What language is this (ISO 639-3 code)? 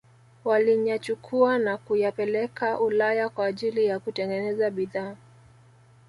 swa